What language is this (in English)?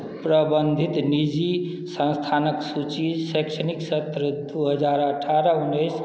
Maithili